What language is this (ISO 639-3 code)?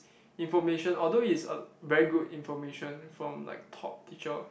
eng